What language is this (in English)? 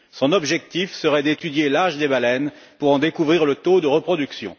French